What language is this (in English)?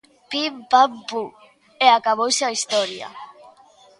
Galician